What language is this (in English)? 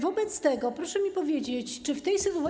Polish